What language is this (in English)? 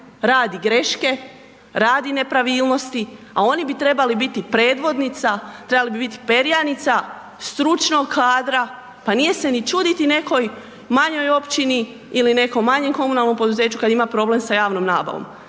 Croatian